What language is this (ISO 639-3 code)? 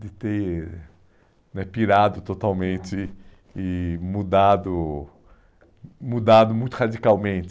por